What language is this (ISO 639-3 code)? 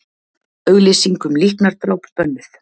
isl